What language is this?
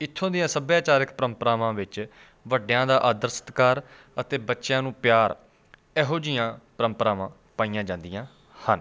Punjabi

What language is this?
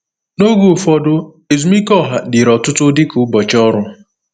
Igbo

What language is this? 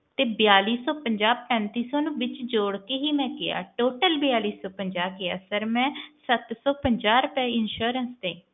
Punjabi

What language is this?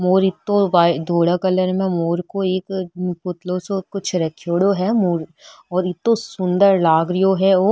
Marwari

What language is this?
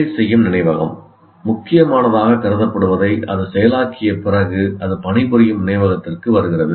Tamil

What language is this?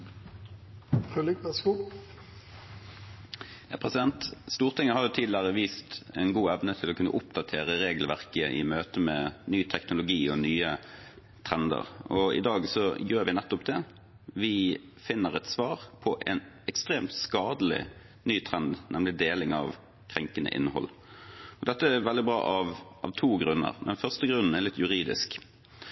Norwegian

